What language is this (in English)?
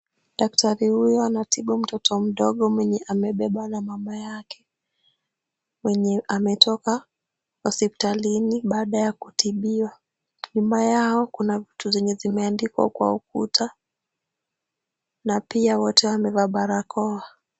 Swahili